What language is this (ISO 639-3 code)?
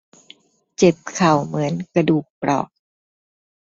tha